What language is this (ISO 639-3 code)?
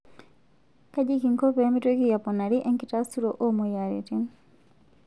mas